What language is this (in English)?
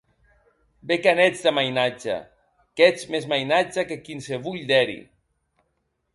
Occitan